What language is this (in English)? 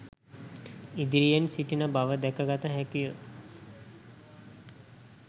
Sinhala